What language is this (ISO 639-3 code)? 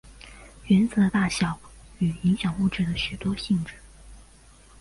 zho